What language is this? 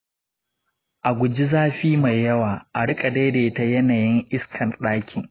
Hausa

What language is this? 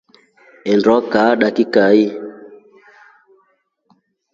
Rombo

